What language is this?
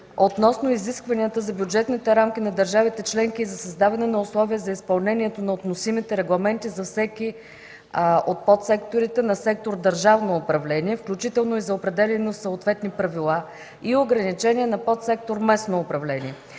Bulgarian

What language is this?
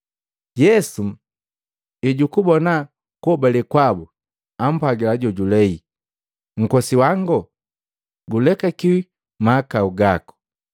Matengo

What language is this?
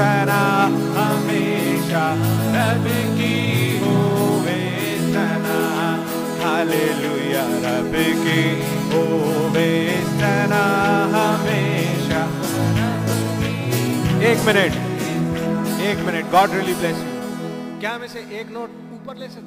Hindi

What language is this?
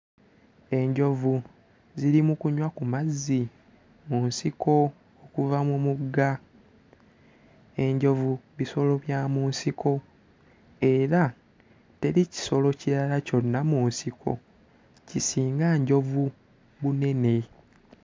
Ganda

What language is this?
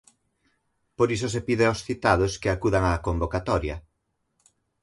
Galician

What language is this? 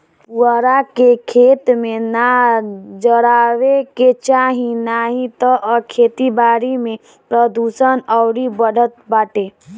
Bhojpuri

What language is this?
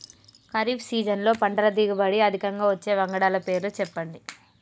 Telugu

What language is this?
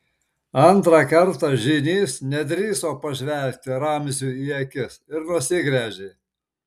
Lithuanian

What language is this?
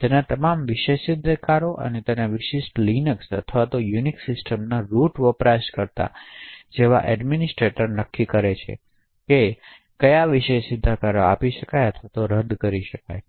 Gujarati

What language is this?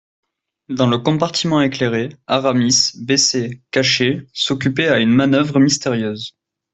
French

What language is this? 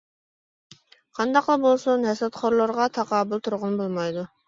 Uyghur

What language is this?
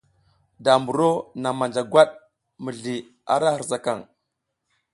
South Giziga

